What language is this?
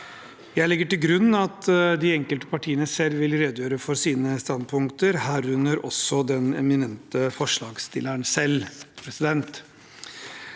Norwegian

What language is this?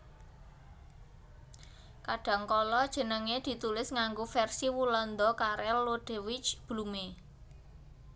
Javanese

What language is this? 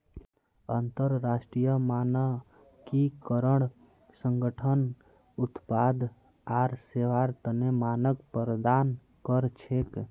Magahi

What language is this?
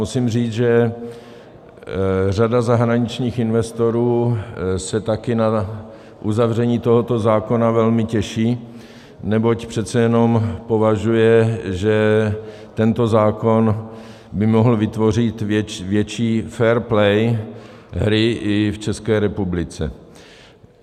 Czech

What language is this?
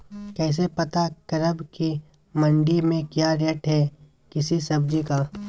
Magahi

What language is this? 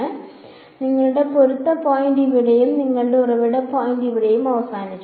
Malayalam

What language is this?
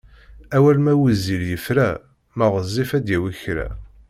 Kabyle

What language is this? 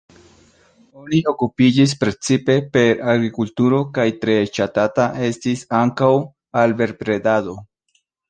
Esperanto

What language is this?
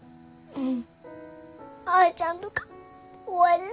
Japanese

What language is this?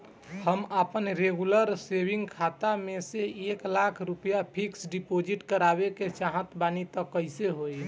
Bhojpuri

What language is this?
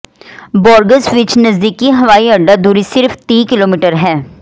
Punjabi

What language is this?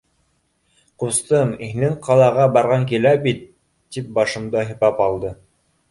Bashkir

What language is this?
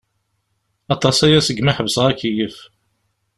Kabyle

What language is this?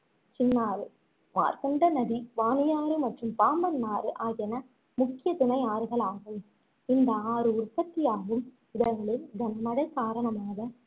Tamil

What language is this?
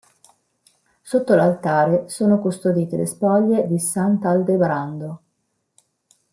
Italian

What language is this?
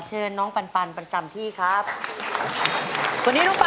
Thai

